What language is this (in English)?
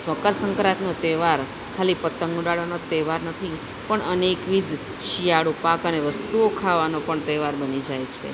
Gujarati